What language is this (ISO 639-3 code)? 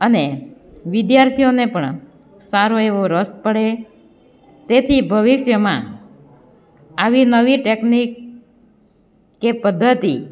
guj